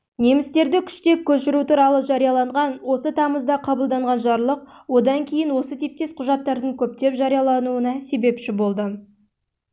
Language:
Kazakh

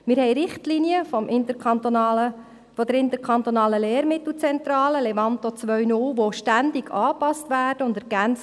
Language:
Swiss German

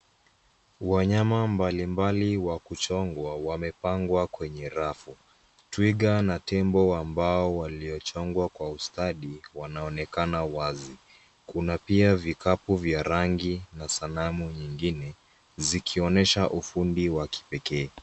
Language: Swahili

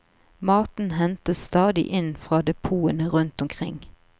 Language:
Norwegian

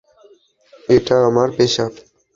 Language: Bangla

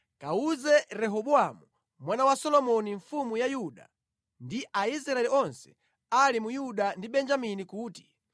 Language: Nyanja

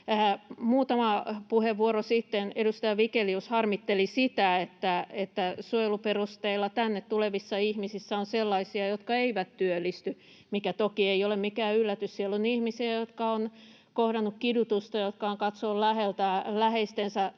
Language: Finnish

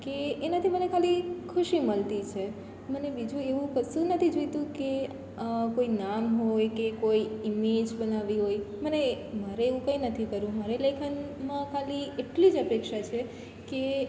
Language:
Gujarati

